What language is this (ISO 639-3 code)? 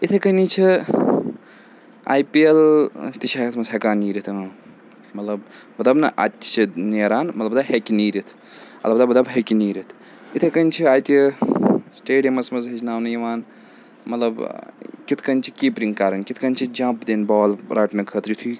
kas